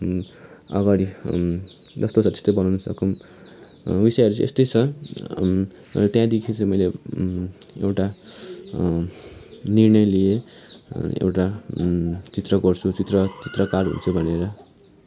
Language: Nepali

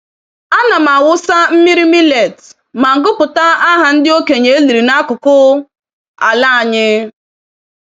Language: Igbo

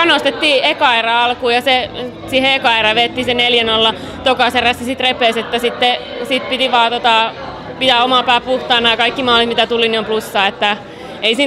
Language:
Finnish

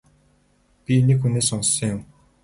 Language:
Mongolian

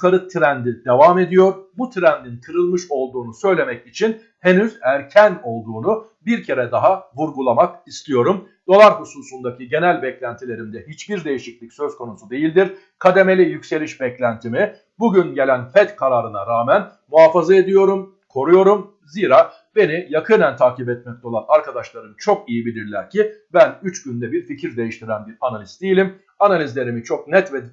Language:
Turkish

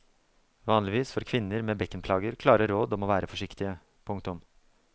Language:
Norwegian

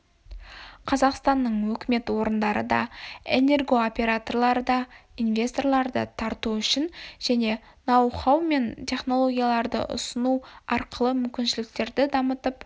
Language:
Kazakh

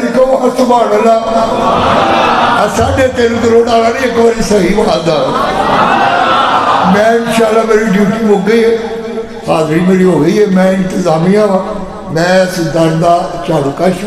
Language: Arabic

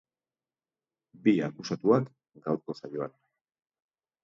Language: Basque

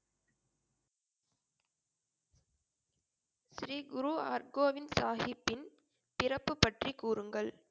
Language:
Tamil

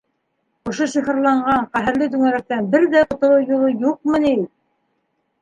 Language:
Bashkir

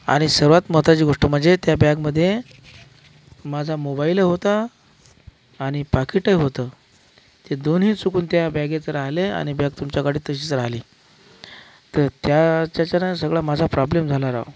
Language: Marathi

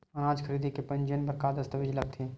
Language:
Chhattisgarhi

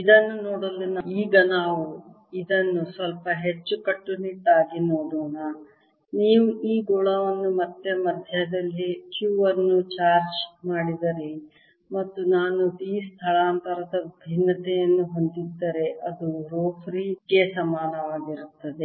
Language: Kannada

